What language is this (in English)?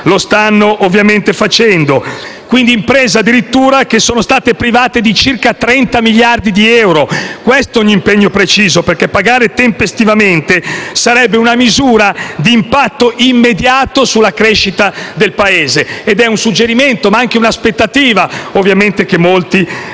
Italian